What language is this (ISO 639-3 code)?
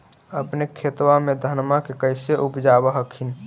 mag